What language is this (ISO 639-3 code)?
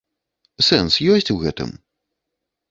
bel